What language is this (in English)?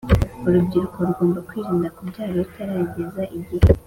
Kinyarwanda